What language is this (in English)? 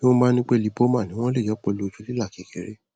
Yoruba